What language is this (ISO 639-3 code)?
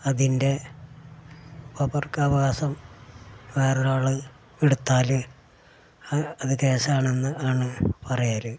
mal